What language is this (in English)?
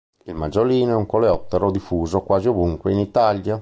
Italian